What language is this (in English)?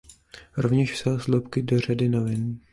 Czech